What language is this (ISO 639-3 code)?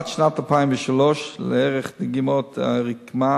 heb